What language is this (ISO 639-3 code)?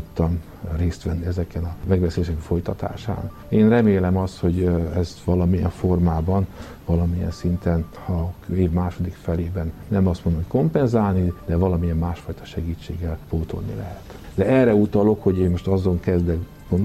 hun